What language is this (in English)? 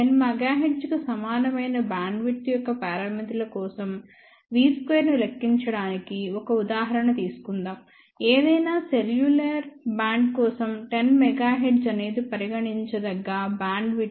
Telugu